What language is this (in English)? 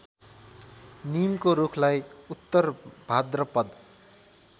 Nepali